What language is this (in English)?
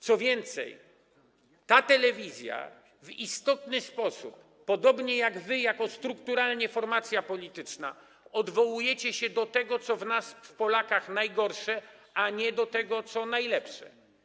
Polish